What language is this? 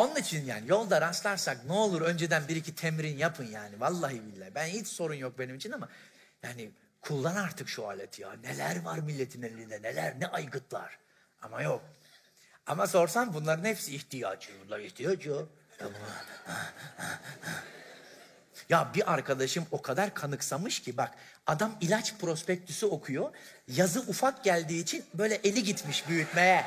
Turkish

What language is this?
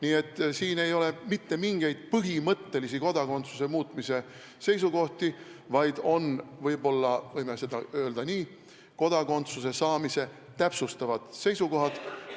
Estonian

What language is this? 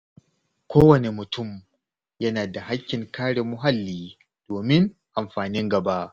Hausa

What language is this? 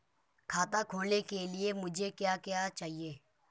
Hindi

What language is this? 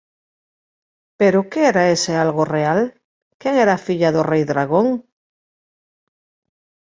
Galician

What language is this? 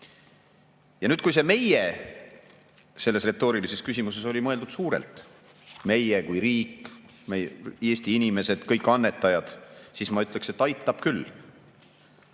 Estonian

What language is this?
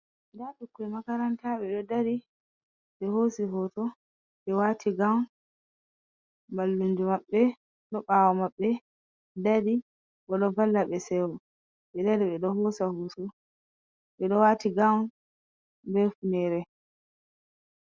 Fula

